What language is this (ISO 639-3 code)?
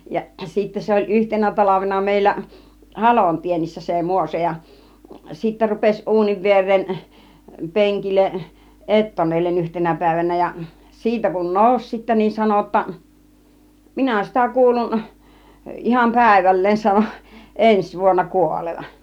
fin